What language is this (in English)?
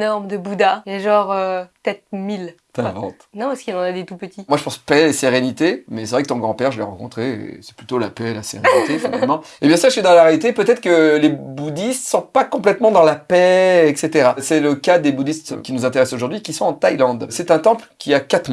French